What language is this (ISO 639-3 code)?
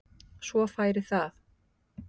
isl